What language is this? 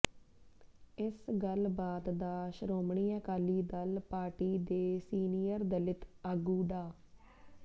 Punjabi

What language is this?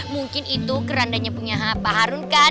Indonesian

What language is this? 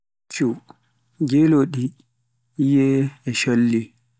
Pular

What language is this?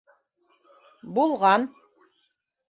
Bashkir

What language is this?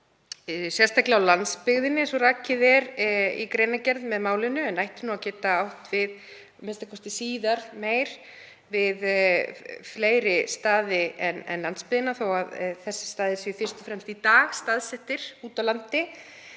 Icelandic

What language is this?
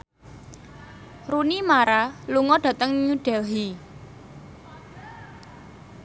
Javanese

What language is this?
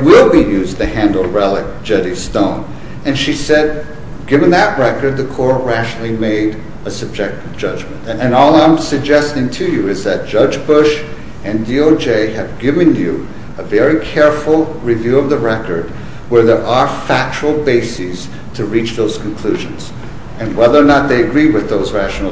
English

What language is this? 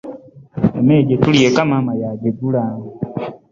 Ganda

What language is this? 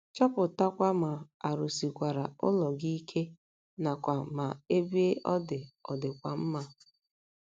Igbo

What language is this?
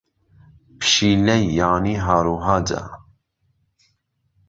Central Kurdish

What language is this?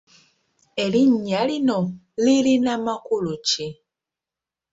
Ganda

